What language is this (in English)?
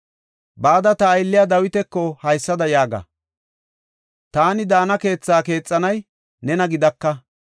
Gofa